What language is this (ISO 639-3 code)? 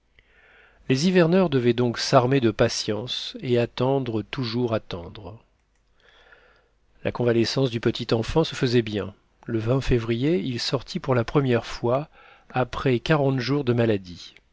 fra